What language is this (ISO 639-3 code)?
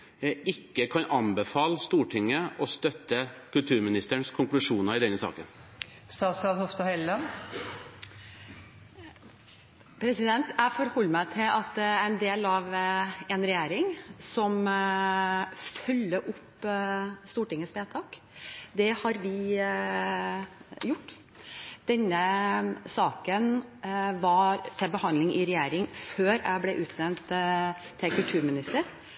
nob